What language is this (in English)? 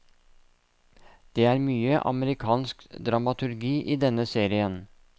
Norwegian